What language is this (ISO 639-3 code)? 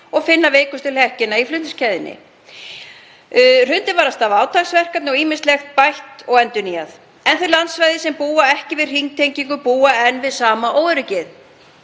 isl